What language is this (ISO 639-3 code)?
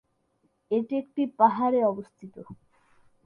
ben